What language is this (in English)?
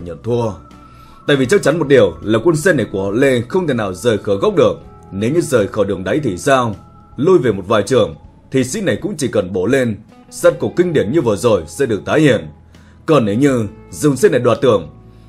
Vietnamese